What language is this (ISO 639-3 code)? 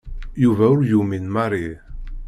kab